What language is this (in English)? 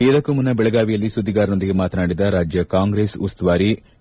Kannada